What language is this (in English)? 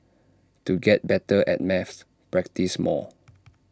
English